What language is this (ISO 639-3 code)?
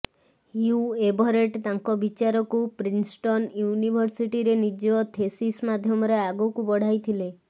ori